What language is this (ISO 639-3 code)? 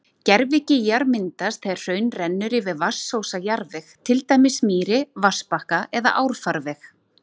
isl